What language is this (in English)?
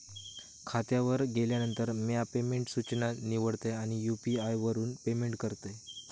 Marathi